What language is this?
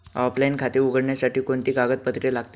Marathi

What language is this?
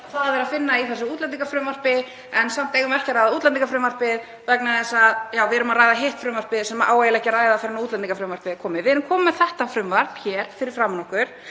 Icelandic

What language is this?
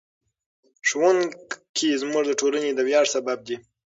Pashto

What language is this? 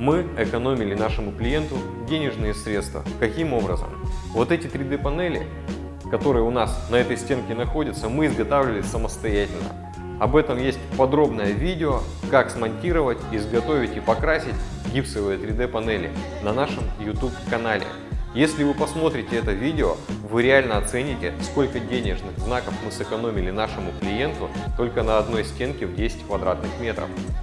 Russian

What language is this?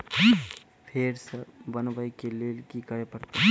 Maithili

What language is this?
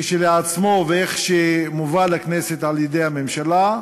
Hebrew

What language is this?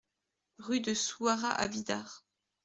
French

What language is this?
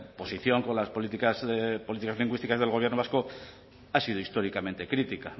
Spanish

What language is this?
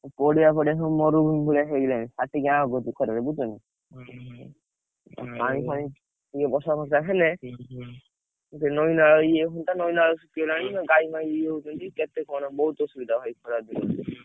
Odia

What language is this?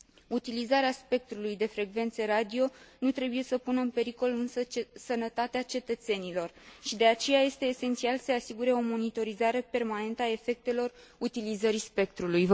Romanian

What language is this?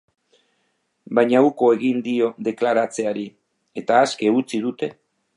Basque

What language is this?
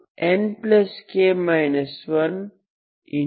Kannada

